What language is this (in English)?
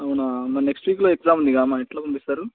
Telugu